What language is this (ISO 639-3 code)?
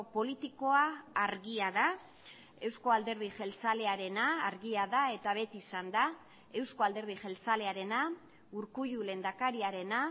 eus